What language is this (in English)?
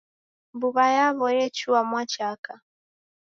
Taita